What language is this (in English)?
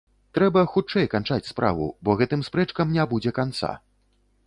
Belarusian